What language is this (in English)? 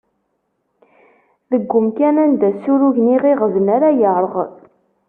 Kabyle